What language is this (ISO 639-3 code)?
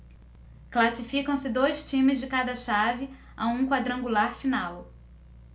por